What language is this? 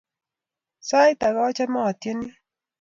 Kalenjin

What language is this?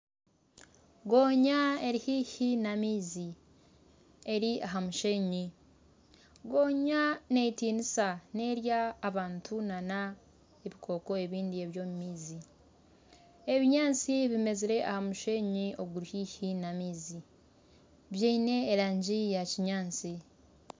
Nyankole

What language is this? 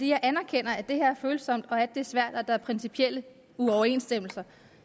Danish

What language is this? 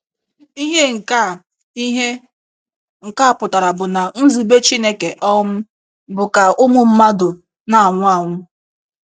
Igbo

